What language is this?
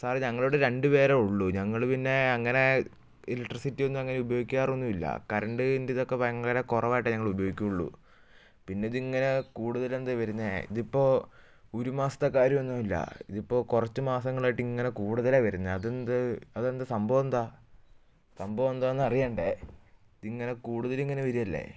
Malayalam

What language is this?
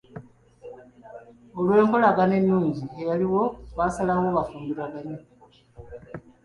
Ganda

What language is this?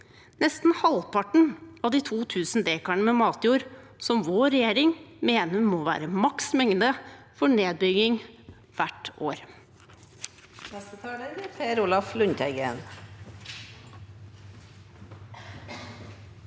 Norwegian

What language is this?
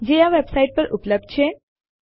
Gujarati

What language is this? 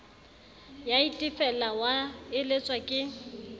Southern Sotho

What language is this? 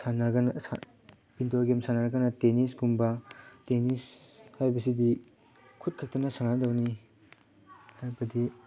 Manipuri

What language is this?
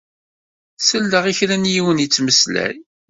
Kabyle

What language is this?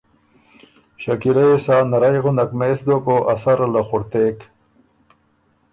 Ormuri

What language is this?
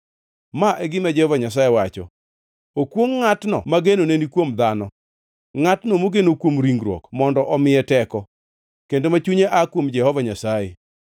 Luo (Kenya and Tanzania)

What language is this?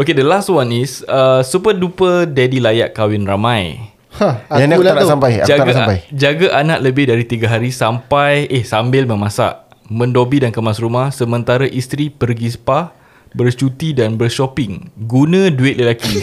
Malay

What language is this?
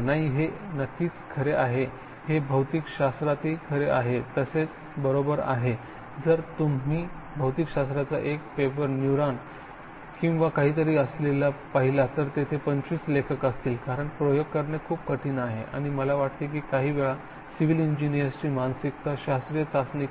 Marathi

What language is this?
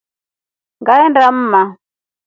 Rombo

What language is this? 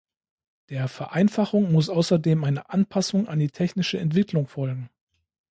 German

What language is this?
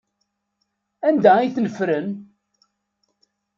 Kabyle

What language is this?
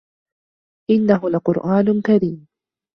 Arabic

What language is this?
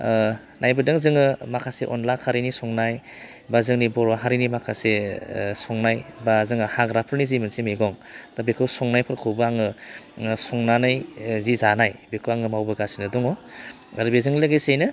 Bodo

